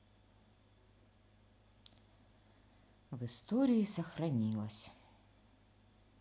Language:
Russian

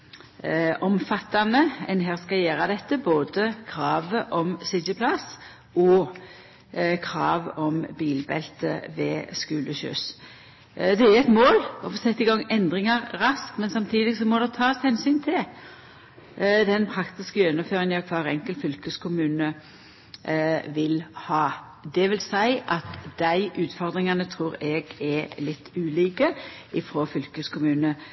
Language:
Norwegian Nynorsk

